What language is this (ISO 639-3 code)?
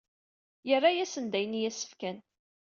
kab